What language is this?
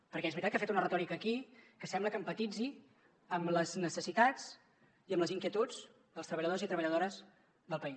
Catalan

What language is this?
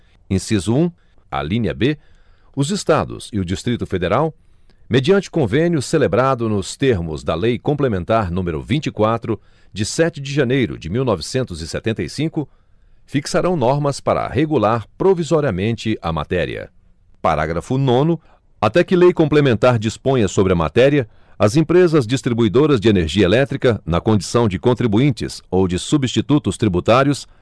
Portuguese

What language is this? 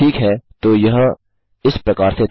Hindi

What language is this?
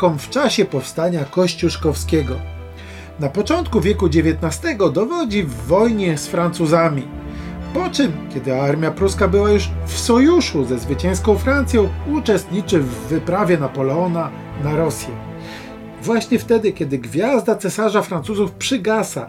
Polish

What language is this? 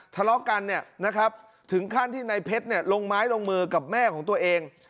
Thai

